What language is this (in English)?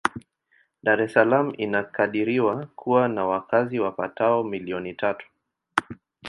Swahili